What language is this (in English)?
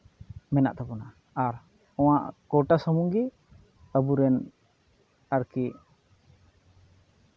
Santali